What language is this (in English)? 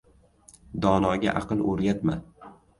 Uzbek